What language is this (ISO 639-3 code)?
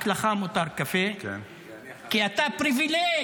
heb